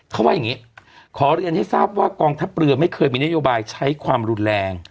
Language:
Thai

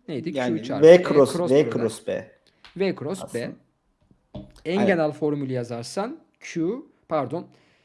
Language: Turkish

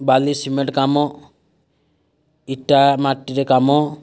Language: Odia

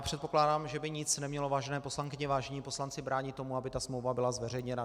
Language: Czech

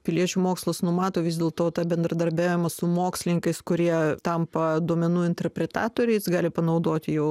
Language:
Lithuanian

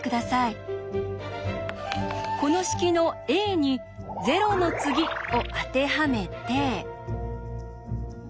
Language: Japanese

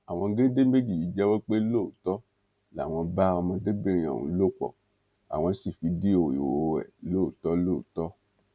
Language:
Yoruba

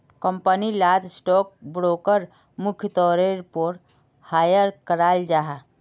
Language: Magahi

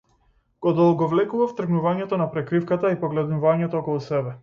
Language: Macedonian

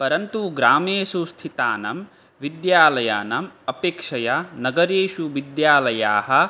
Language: Sanskrit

